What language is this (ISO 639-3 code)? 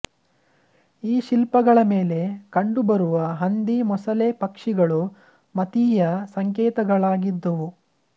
kan